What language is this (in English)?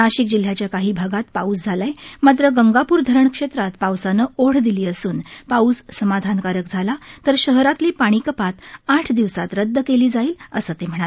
Marathi